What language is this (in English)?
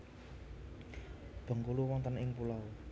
Javanese